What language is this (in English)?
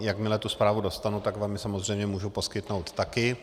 Czech